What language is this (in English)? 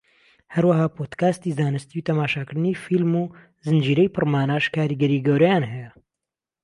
Central Kurdish